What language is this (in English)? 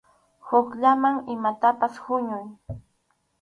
Arequipa-La Unión Quechua